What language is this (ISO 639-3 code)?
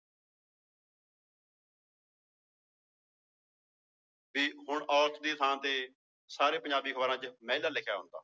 pan